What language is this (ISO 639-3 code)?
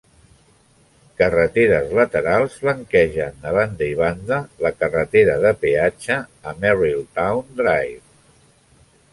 cat